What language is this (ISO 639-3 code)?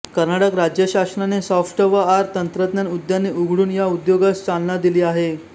mar